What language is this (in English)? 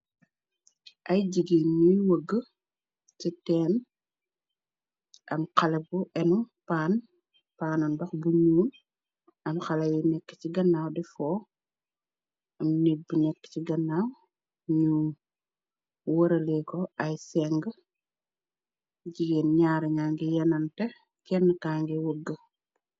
Wolof